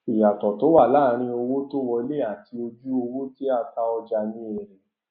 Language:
Yoruba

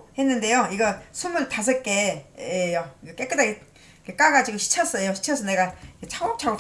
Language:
Korean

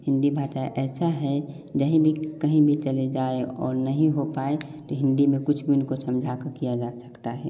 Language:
Hindi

